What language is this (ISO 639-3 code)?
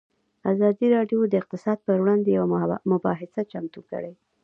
pus